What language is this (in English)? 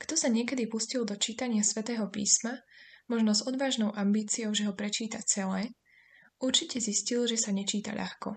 Slovak